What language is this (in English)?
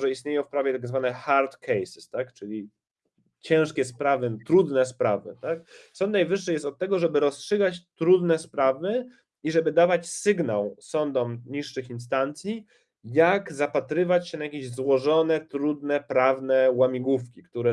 Polish